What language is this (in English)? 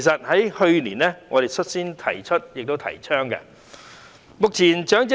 Cantonese